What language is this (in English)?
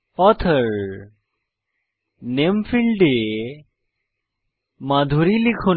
Bangla